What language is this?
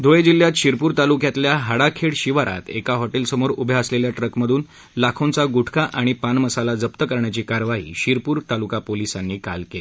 Marathi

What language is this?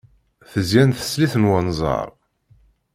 Kabyle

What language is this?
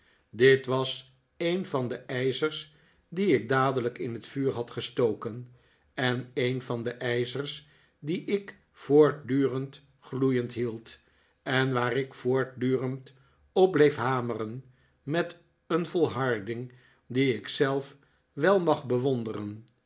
Dutch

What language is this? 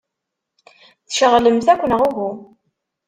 Kabyle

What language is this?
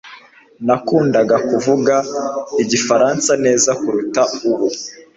Kinyarwanda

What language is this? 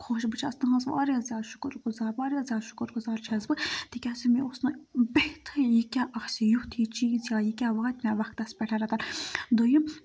Kashmiri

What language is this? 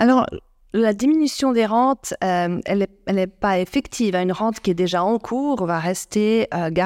French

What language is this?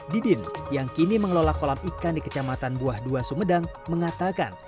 Indonesian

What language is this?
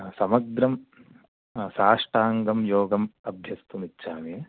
Sanskrit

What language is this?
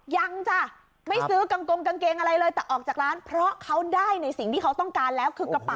Thai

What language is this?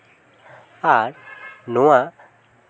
Santali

